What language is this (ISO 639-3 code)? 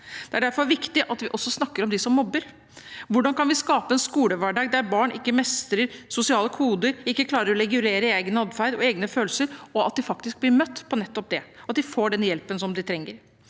nor